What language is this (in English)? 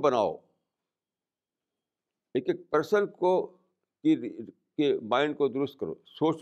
Urdu